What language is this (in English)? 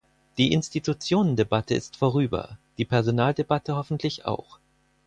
German